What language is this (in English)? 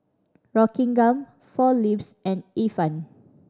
English